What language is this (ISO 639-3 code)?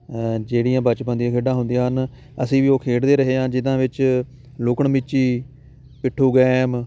pan